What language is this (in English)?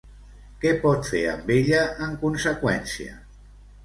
Catalan